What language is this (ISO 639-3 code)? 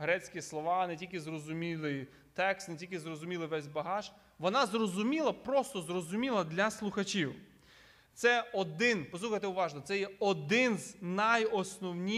ukr